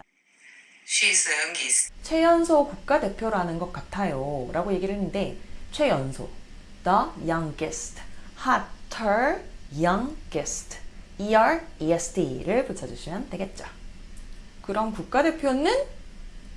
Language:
Korean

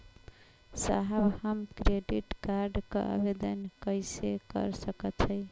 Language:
Bhojpuri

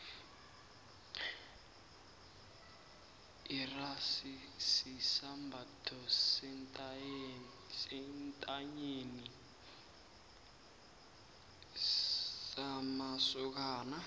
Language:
South Ndebele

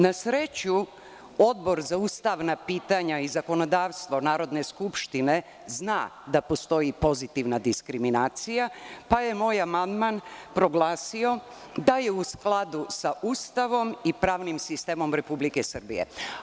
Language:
Serbian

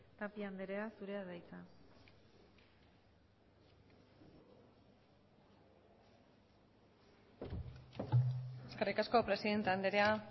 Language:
Basque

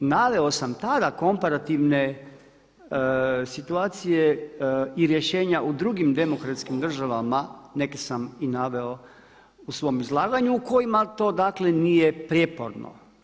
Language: Croatian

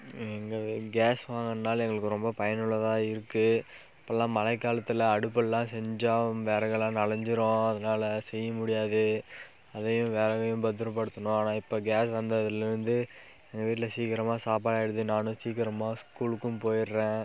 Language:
Tamil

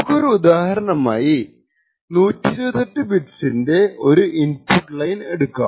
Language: Malayalam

